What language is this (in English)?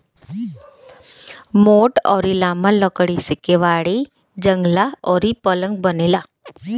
Bhojpuri